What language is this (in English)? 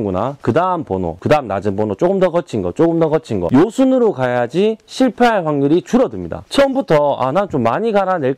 Korean